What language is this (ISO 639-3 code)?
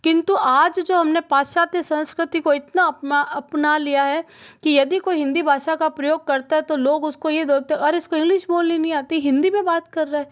hin